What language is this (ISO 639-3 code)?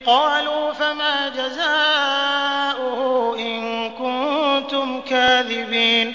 ara